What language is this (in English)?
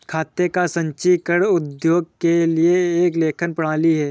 Hindi